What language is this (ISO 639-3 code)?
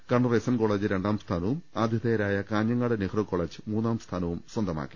mal